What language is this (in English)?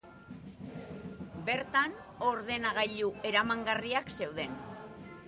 Basque